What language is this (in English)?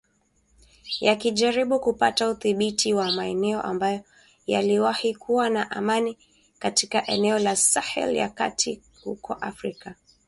Swahili